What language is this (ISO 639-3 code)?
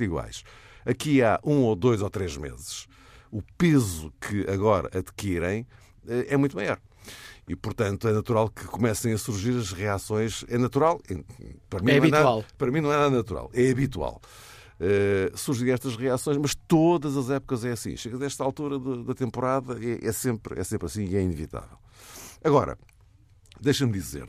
por